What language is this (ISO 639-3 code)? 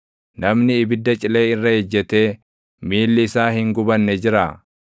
orm